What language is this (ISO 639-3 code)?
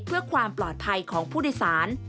tha